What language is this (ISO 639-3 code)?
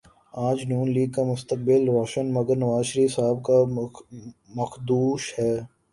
urd